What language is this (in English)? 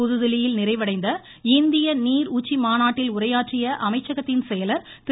Tamil